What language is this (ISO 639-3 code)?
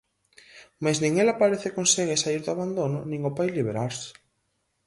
glg